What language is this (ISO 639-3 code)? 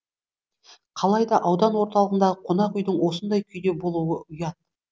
kaz